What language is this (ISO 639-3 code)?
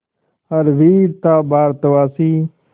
hin